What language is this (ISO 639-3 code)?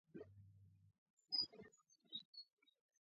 kat